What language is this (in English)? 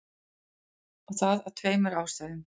Icelandic